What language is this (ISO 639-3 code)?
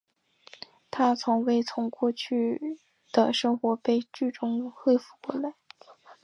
zho